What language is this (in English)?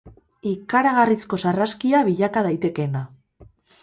Basque